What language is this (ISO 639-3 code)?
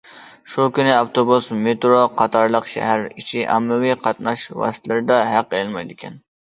uig